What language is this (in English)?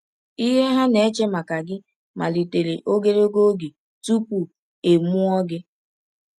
Igbo